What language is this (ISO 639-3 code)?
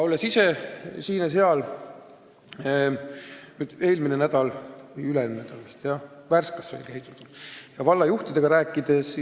est